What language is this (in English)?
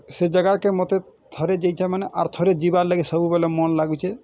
Odia